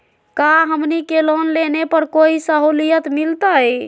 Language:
Magahi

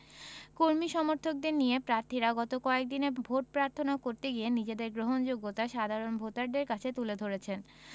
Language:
Bangla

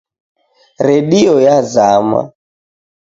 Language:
Taita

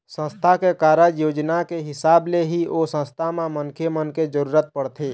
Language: Chhattisgarhi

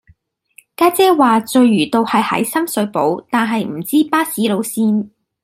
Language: Cantonese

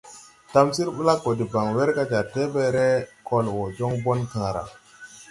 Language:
Tupuri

